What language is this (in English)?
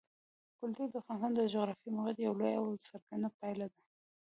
Pashto